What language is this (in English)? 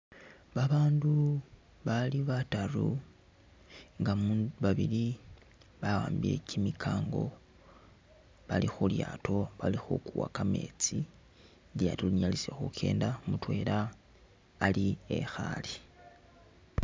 Masaaba